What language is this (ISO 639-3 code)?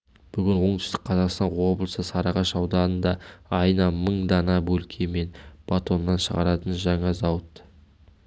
kaz